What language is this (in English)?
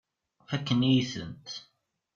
Kabyle